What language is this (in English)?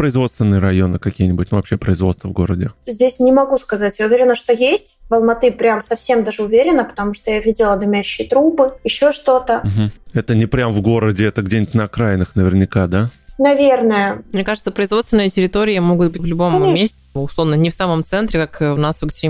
Russian